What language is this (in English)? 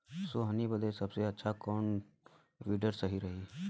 Bhojpuri